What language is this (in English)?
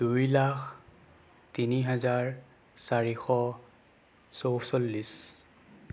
Assamese